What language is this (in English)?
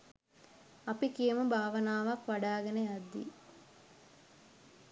Sinhala